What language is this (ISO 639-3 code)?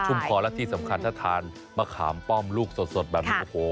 tha